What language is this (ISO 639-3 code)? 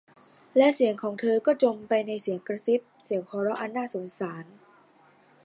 tha